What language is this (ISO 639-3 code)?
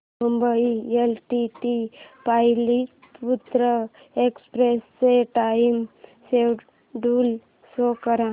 mar